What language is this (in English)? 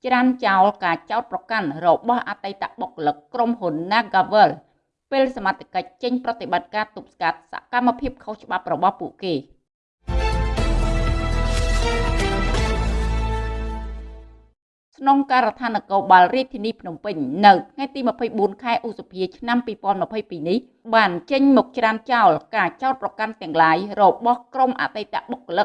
Vietnamese